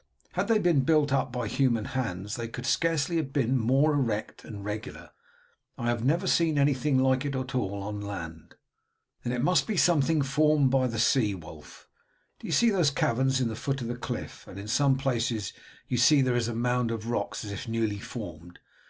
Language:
English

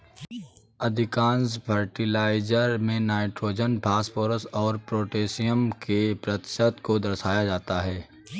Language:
Hindi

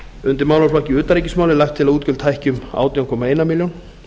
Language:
Icelandic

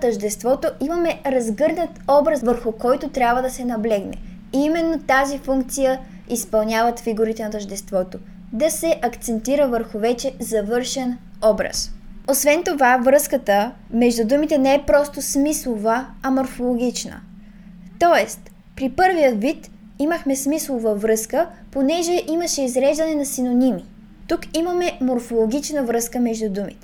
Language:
Bulgarian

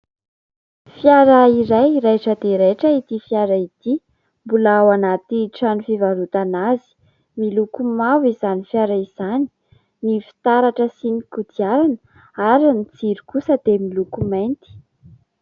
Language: Malagasy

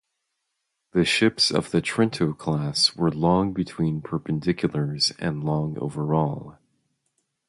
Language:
English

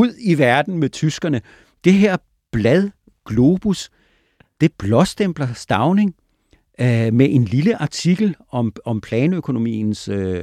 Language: Danish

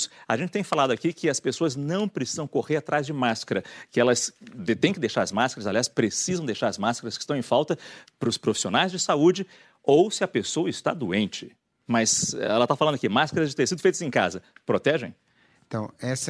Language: Portuguese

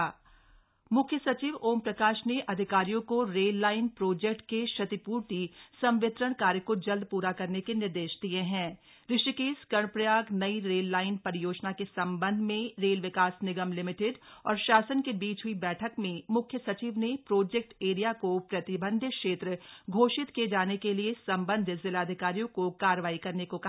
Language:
Hindi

